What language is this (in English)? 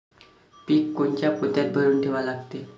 Marathi